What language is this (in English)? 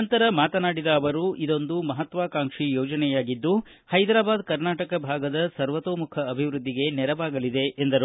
Kannada